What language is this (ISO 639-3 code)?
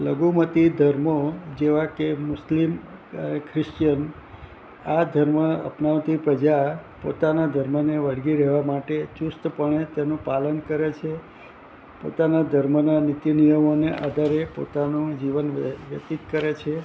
guj